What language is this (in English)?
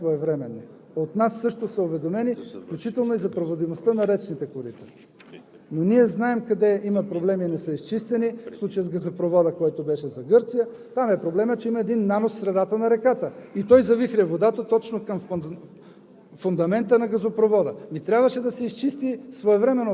Bulgarian